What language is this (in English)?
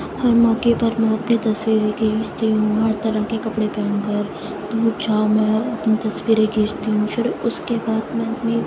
Urdu